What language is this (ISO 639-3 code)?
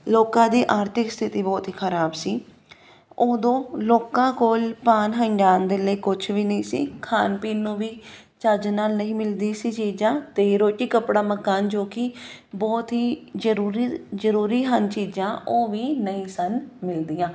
pan